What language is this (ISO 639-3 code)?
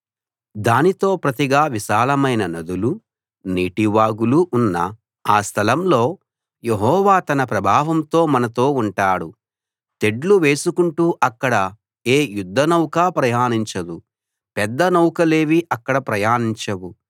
tel